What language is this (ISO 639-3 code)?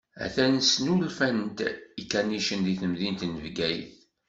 kab